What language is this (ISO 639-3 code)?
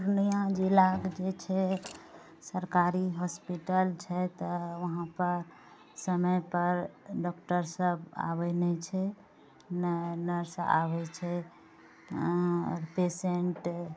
mai